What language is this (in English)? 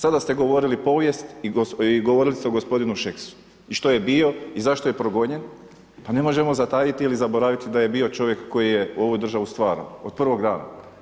Croatian